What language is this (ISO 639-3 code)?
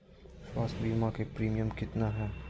mag